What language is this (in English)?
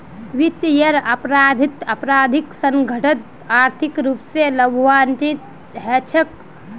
Magahi